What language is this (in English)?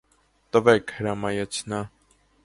Armenian